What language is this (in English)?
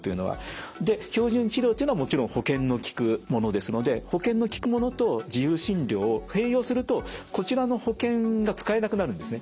Japanese